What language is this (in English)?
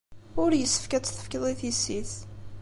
Kabyle